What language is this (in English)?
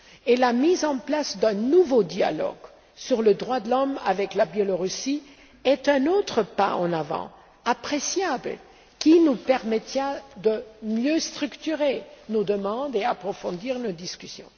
French